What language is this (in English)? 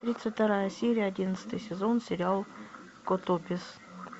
Russian